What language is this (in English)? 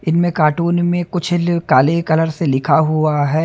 Hindi